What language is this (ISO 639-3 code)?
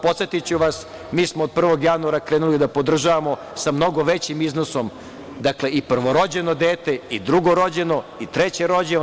srp